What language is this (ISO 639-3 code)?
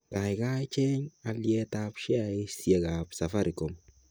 kln